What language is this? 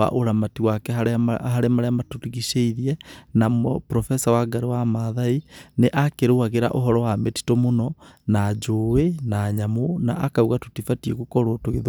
Kikuyu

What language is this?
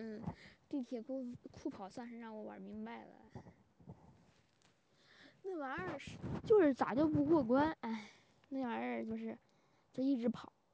Chinese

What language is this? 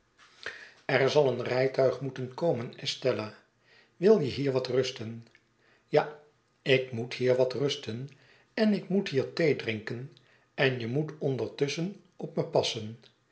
Dutch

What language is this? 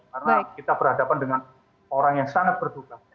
Indonesian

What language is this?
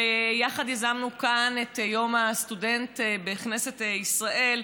Hebrew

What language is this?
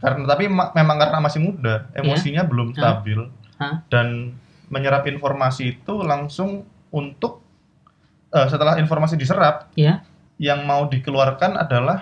Indonesian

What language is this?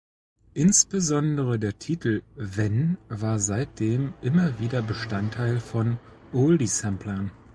German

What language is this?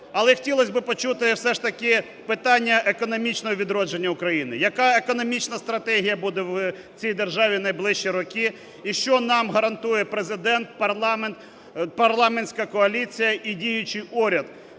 Ukrainian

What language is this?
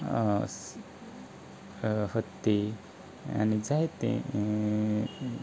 Konkani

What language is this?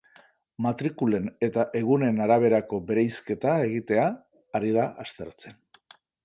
Basque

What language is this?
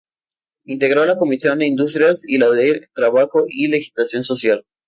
Spanish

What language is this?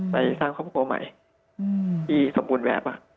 Thai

